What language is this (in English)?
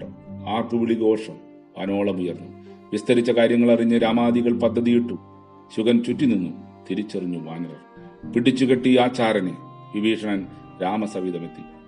Malayalam